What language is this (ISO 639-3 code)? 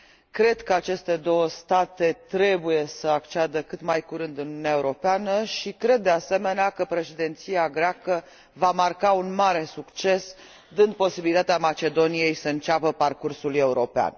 ron